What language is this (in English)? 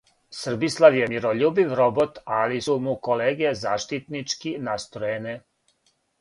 Serbian